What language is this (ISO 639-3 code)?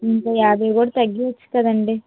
tel